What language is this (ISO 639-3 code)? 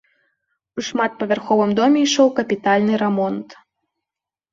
bel